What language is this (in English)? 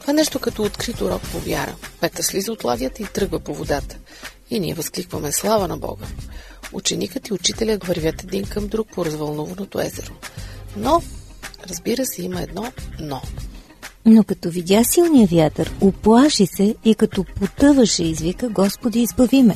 Bulgarian